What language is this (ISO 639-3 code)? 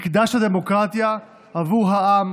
heb